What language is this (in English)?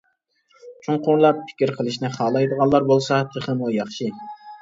Uyghur